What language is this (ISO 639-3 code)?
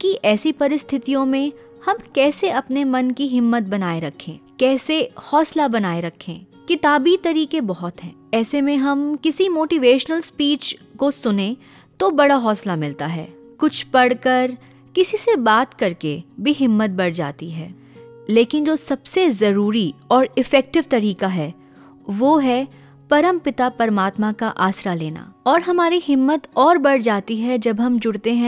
hin